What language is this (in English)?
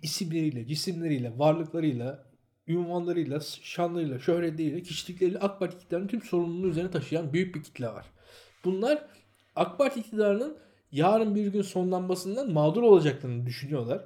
Turkish